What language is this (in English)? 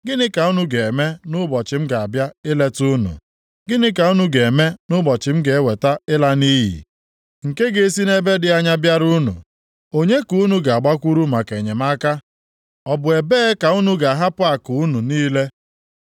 Igbo